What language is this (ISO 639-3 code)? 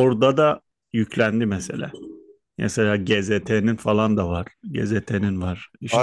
tur